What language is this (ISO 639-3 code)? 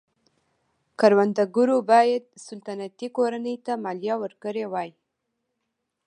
pus